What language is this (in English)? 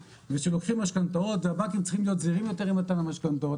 Hebrew